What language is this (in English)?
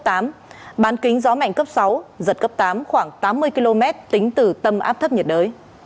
Vietnamese